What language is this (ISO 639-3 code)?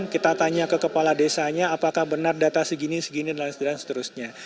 ind